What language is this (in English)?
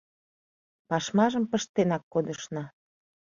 Mari